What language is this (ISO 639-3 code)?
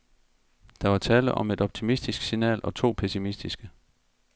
dan